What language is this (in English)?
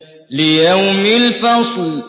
Arabic